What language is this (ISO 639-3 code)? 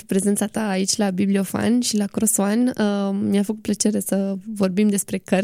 ron